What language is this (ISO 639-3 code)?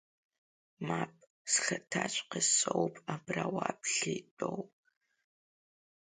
abk